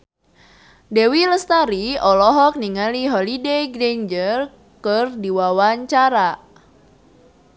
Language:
Sundanese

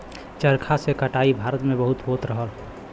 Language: Bhojpuri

